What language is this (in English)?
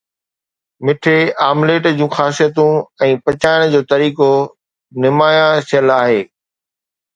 Sindhi